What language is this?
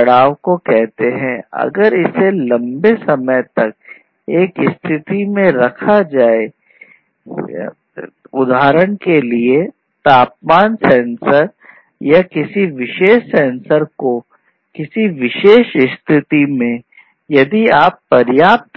Hindi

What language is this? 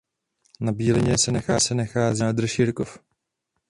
Czech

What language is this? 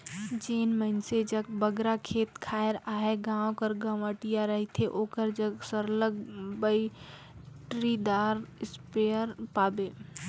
Chhattisgarhi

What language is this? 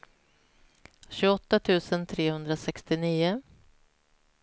Swedish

